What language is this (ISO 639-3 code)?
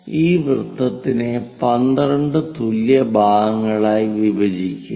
mal